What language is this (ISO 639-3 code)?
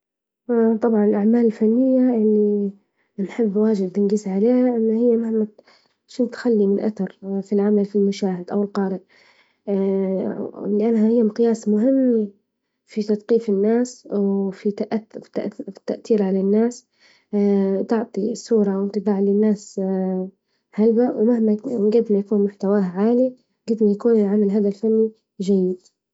ayl